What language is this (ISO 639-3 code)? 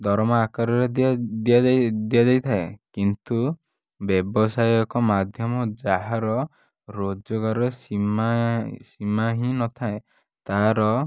ori